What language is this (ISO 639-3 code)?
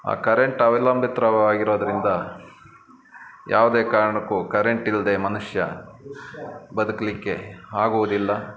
kan